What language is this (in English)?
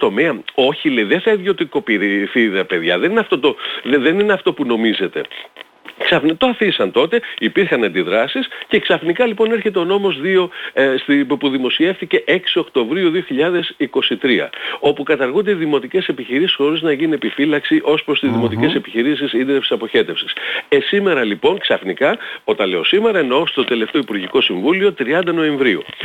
Greek